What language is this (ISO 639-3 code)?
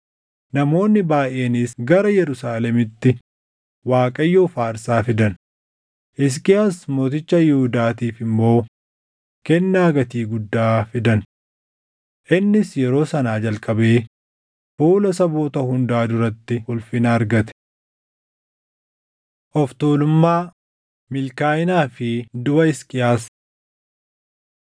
orm